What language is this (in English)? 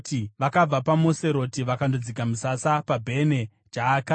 Shona